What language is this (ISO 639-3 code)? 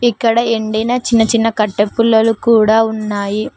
tel